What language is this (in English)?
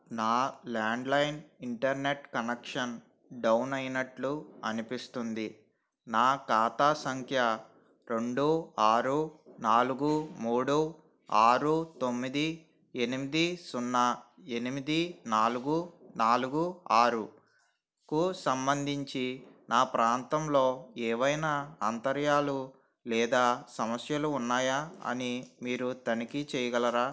Telugu